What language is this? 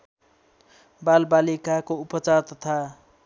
Nepali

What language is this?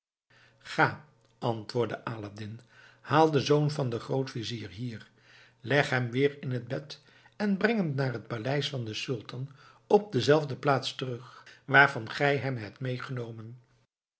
Dutch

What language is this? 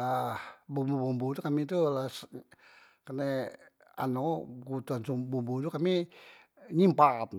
Musi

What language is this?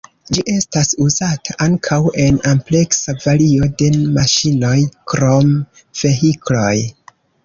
Esperanto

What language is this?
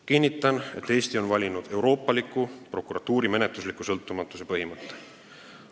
Estonian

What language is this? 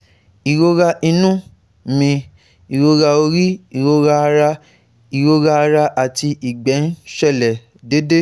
Yoruba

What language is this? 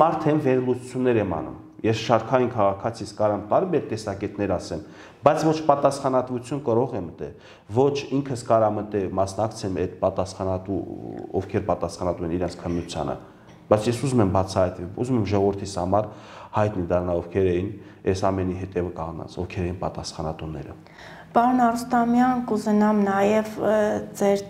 Turkish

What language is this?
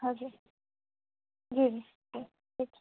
Gujarati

